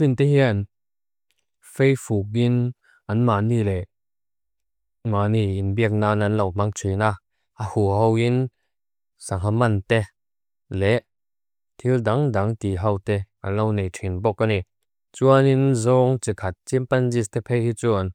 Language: Mizo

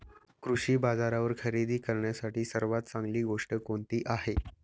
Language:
Marathi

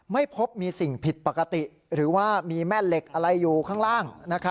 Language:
Thai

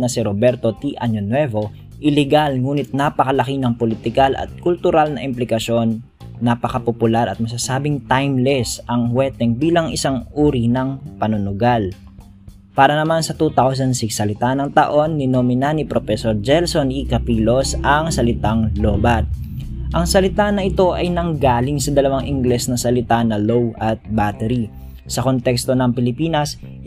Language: Filipino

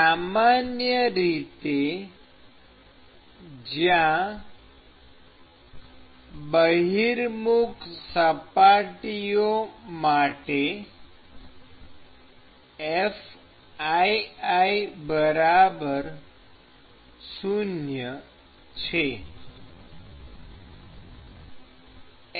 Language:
Gujarati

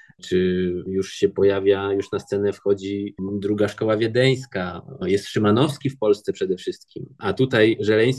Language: Polish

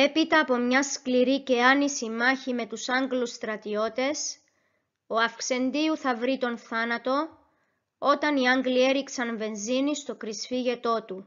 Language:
Greek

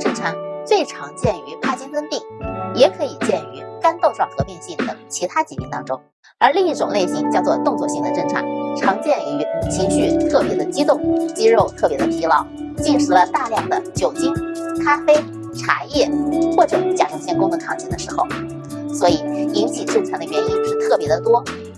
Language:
Chinese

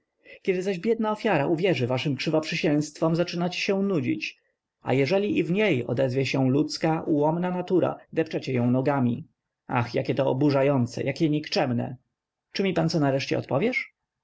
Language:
Polish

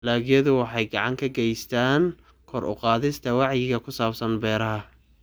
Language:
Somali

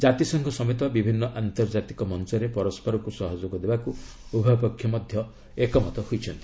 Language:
Odia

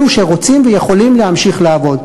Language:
Hebrew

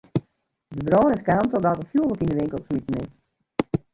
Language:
Western Frisian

